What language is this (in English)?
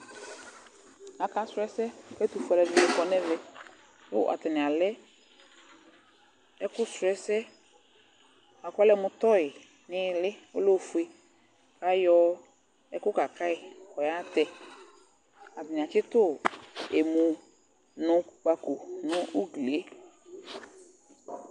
Ikposo